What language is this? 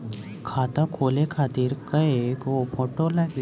Bhojpuri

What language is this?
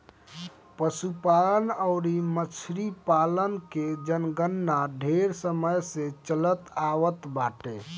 Bhojpuri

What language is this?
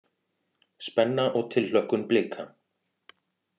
Icelandic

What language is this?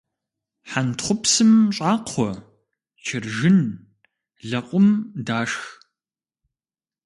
Kabardian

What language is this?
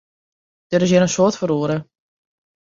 Western Frisian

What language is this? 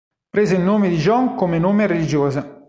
Italian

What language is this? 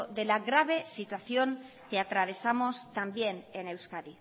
Spanish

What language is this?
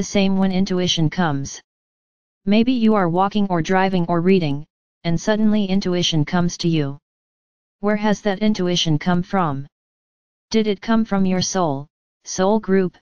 English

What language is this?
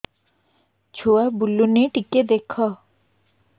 Odia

